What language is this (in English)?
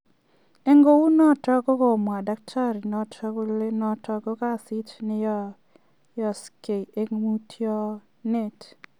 Kalenjin